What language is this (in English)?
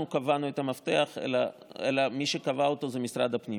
Hebrew